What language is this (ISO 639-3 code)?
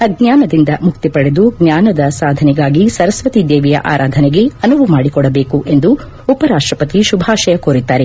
kan